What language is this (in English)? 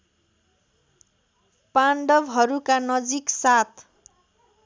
Nepali